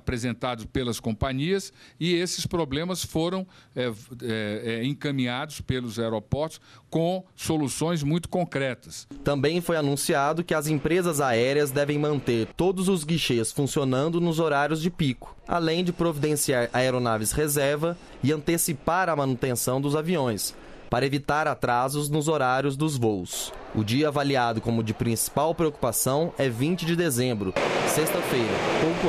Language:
Portuguese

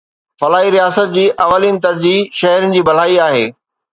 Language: Sindhi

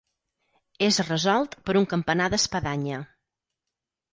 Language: Catalan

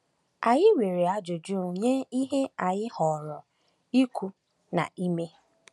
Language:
Igbo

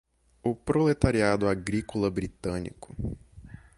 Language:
Portuguese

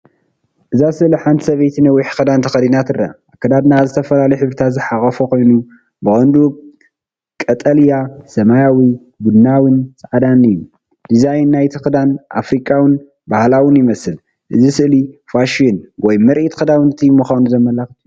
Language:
Tigrinya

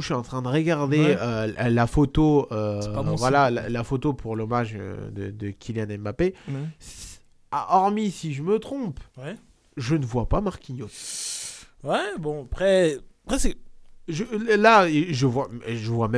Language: French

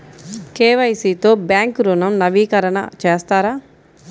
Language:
Telugu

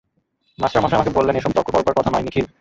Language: Bangla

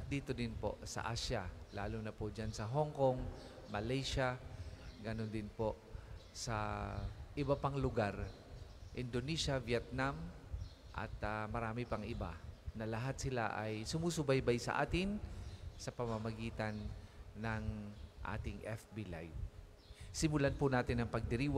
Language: Filipino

